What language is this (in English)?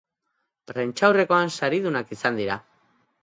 Basque